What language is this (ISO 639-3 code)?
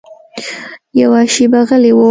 pus